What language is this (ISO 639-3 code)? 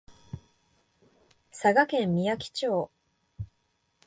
jpn